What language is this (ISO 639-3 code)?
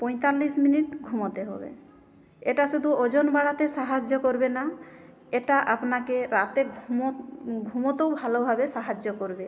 ben